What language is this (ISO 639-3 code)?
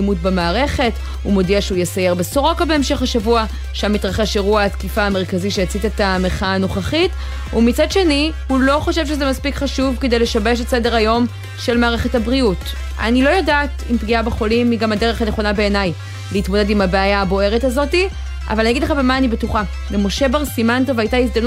heb